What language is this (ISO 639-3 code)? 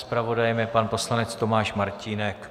ces